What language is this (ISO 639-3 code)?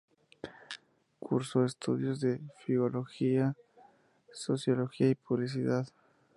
spa